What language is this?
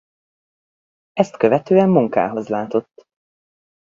Hungarian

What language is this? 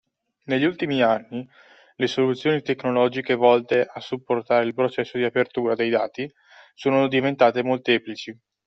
Italian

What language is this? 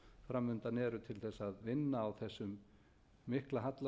Icelandic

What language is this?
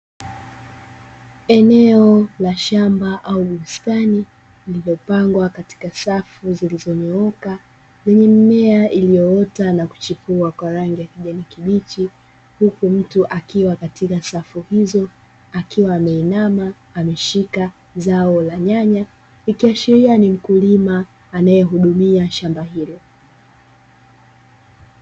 Swahili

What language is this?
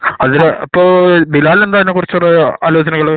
Malayalam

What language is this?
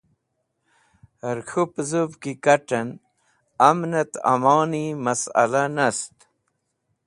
Wakhi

